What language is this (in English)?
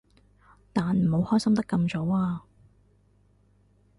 Cantonese